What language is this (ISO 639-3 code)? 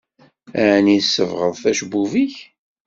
kab